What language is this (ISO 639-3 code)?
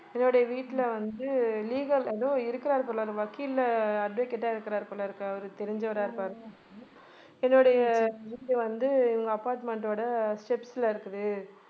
tam